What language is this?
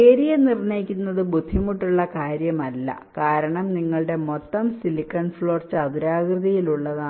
Malayalam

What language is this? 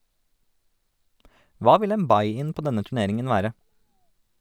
Norwegian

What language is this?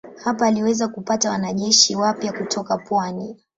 Swahili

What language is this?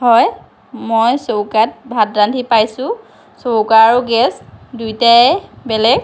Assamese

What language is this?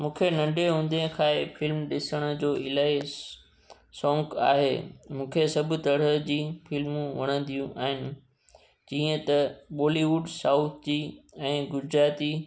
Sindhi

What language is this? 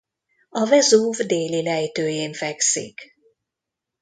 Hungarian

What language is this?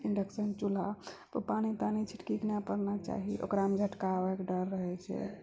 Maithili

